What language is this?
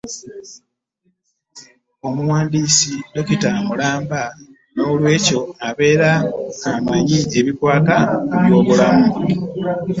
Ganda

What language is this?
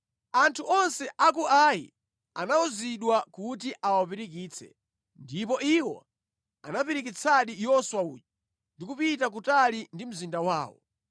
Nyanja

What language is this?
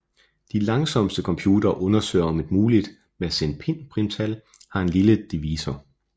Danish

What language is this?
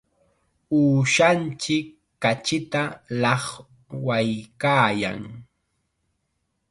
Chiquián Ancash Quechua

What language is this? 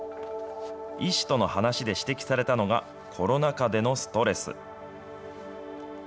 Japanese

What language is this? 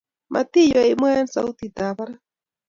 Kalenjin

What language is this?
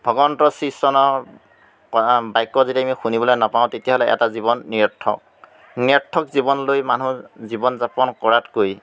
Assamese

